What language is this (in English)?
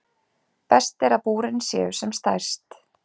Icelandic